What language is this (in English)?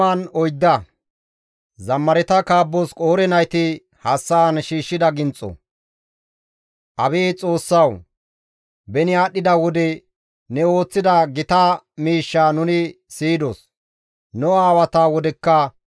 Gamo